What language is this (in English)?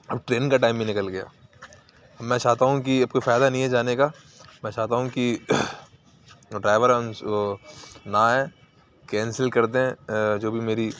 Urdu